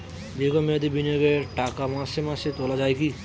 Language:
Bangla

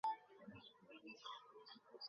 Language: Bangla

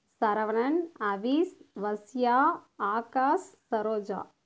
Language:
Tamil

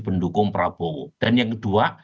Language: Indonesian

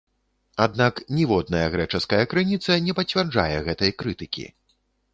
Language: Belarusian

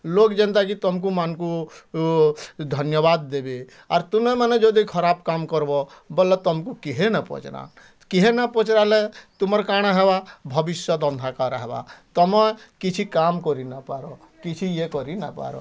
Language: Odia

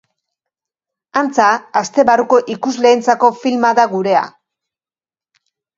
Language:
Basque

